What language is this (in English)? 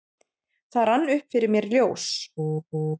Icelandic